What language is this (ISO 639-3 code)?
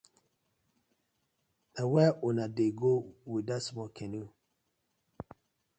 pcm